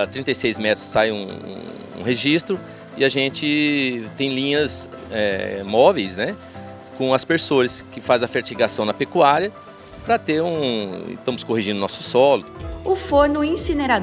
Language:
Portuguese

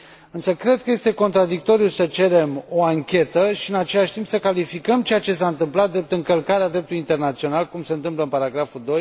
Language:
Romanian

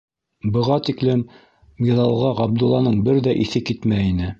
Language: Bashkir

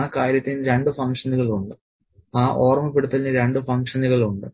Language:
Malayalam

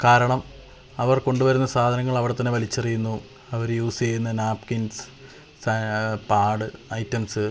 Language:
Malayalam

